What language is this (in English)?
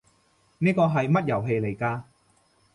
Cantonese